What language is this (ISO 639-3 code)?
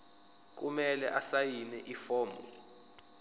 zul